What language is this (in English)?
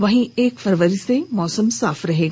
Hindi